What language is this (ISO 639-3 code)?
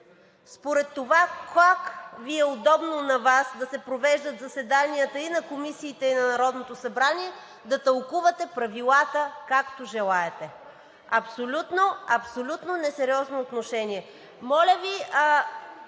bul